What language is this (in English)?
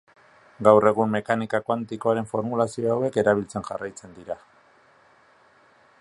Basque